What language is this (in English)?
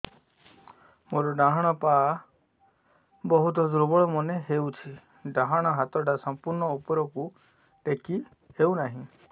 Odia